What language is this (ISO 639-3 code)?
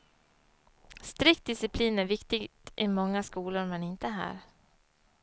swe